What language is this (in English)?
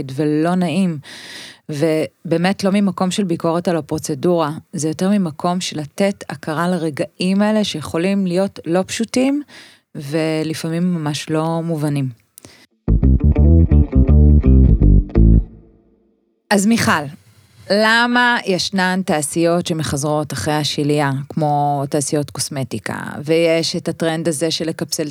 Hebrew